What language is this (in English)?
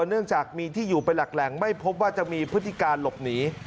Thai